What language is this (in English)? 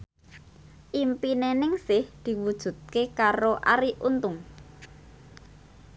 Javanese